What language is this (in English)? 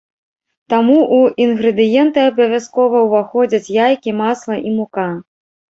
Belarusian